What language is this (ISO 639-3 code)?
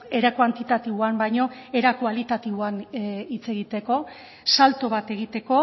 eus